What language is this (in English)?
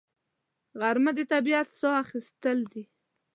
Pashto